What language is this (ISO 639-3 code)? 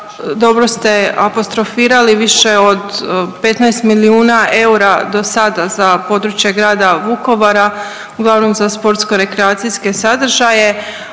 hrv